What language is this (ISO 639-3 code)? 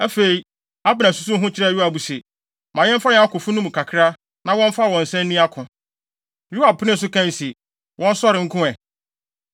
aka